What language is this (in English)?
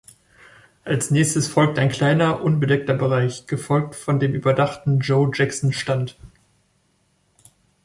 German